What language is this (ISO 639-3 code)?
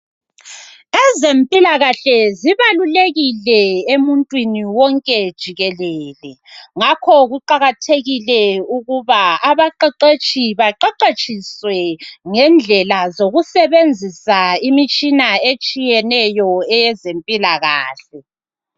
nde